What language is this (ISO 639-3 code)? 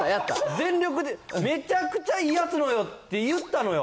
jpn